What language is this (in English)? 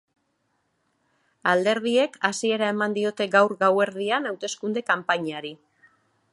Basque